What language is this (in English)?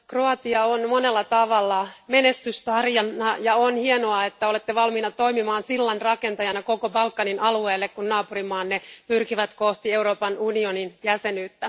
Finnish